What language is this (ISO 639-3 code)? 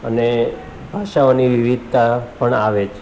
guj